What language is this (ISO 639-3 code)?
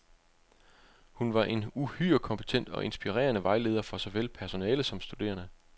dan